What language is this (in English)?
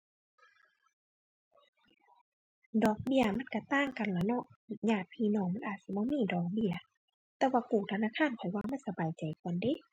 Thai